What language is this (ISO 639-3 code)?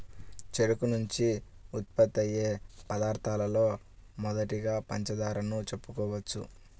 tel